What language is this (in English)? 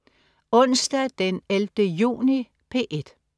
Danish